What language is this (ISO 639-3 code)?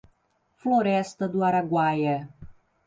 por